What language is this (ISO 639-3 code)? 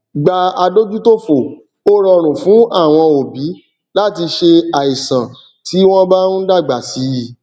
yor